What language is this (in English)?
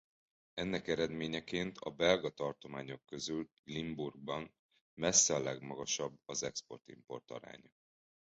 Hungarian